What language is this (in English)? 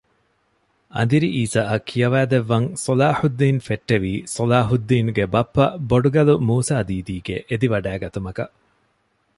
Divehi